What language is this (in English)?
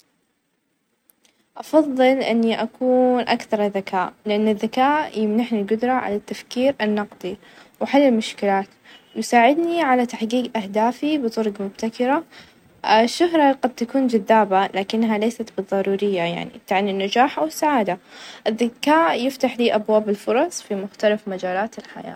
Najdi Arabic